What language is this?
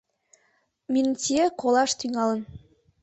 Mari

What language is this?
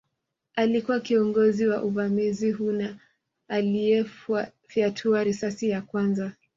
Swahili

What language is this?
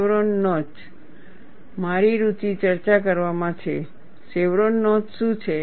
Gujarati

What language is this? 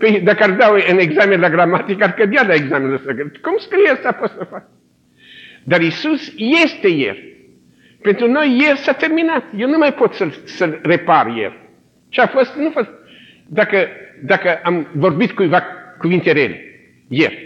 Romanian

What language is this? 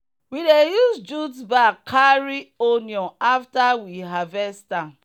Nigerian Pidgin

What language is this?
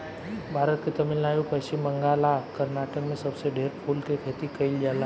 Bhojpuri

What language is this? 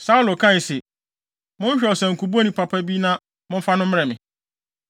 Akan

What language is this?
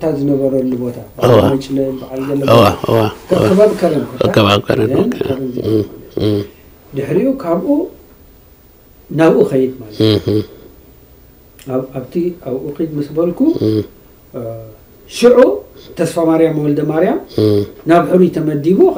Arabic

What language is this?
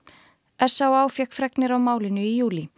Icelandic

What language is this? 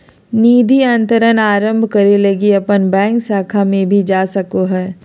Magahi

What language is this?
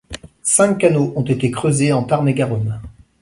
French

